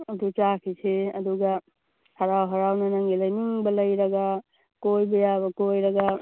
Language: Manipuri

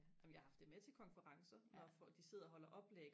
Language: Danish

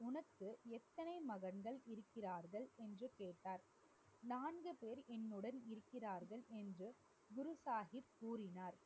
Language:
Tamil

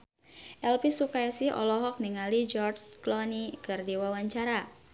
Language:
Sundanese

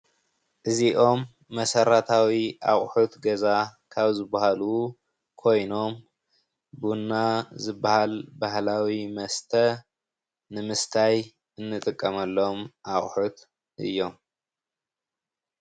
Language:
Tigrinya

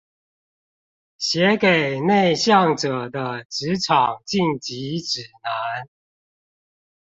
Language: Chinese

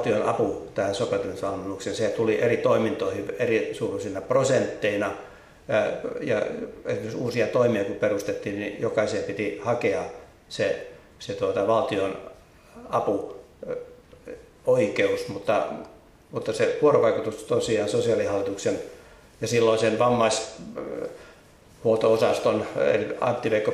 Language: Finnish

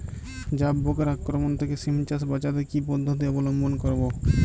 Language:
Bangla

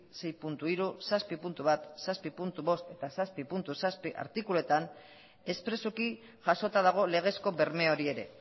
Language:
Basque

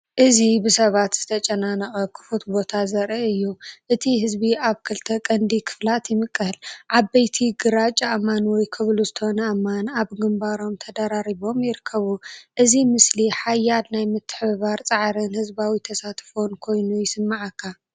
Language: Tigrinya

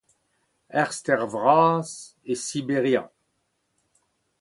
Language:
Breton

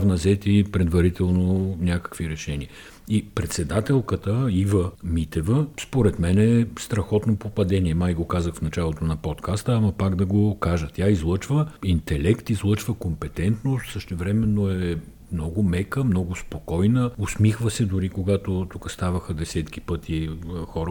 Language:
Bulgarian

